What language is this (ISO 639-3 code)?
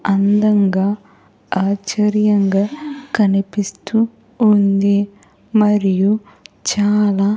tel